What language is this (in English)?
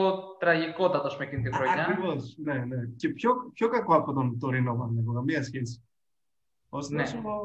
Greek